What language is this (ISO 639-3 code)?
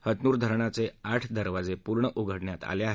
mar